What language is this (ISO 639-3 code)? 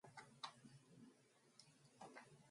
mon